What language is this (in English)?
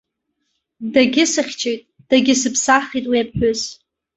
Abkhazian